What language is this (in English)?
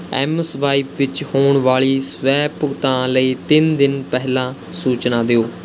Punjabi